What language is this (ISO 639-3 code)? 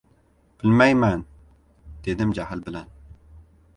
uzb